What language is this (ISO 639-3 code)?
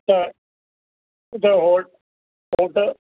snd